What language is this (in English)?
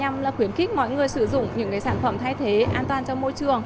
Vietnamese